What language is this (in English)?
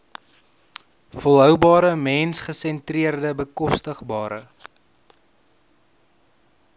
Afrikaans